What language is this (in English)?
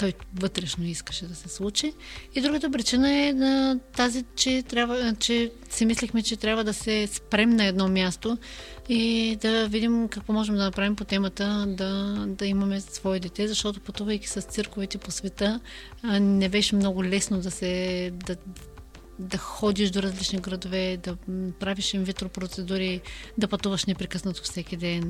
Bulgarian